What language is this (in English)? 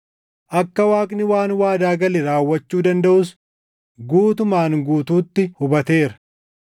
Oromo